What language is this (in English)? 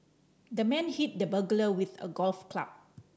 English